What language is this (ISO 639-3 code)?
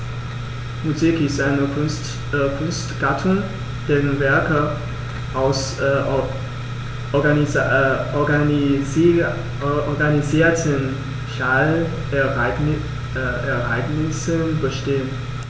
deu